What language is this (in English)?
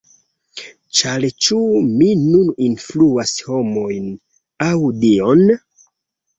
Esperanto